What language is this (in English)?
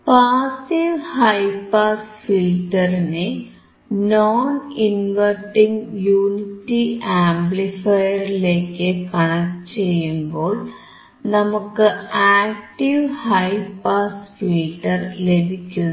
Malayalam